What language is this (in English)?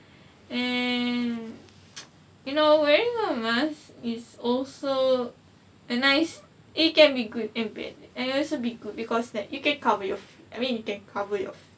English